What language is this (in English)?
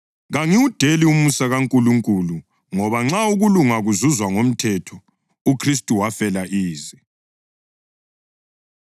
North Ndebele